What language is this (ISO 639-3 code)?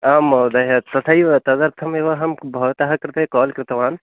san